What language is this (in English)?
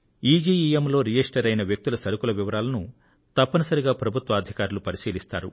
Telugu